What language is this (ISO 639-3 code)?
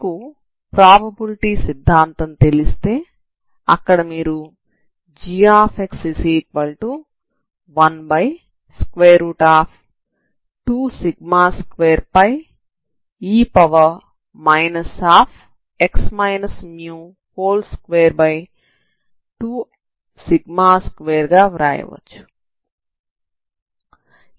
tel